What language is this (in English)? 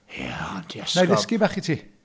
Welsh